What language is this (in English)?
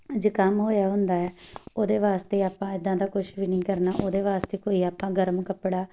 Punjabi